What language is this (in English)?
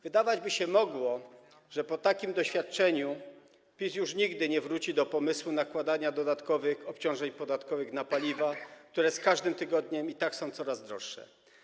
Polish